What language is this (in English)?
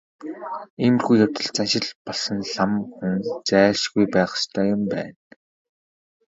Mongolian